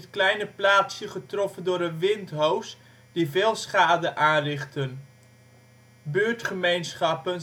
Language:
Dutch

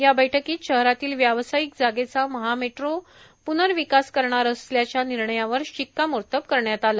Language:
Marathi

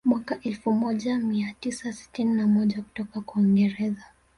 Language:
Swahili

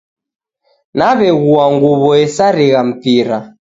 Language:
Taita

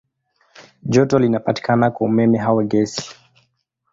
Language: Swahili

